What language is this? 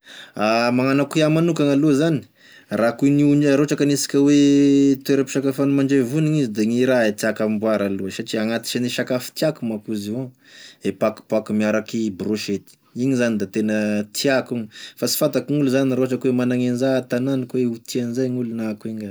Tesaka Malagasy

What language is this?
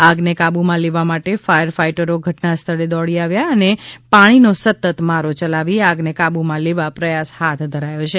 Gujarati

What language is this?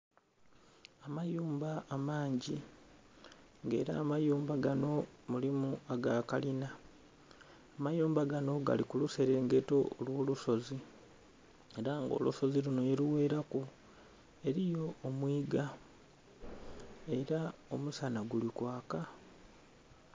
Soga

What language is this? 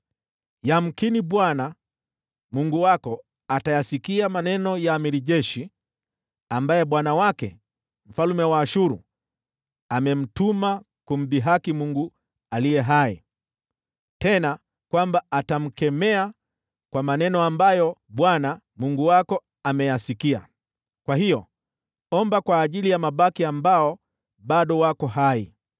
Swahili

